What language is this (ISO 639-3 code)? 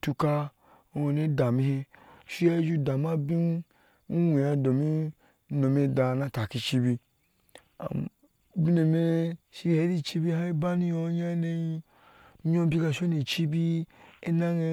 ahs